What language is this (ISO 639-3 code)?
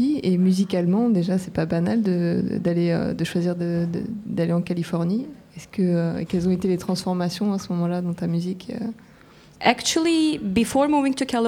fra